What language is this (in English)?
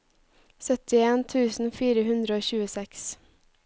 Norwegian